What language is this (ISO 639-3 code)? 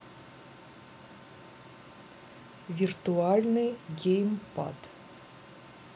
rus